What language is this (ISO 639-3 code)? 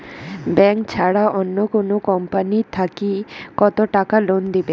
ben